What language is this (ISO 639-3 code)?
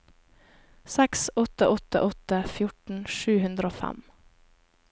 nor